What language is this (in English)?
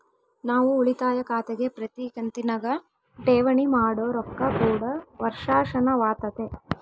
Kannada